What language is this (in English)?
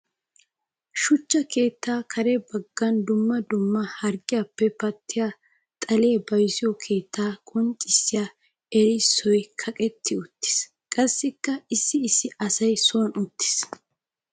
Wolaytta